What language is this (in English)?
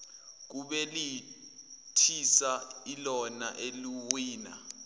Zulu